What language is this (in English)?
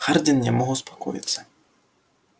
Russian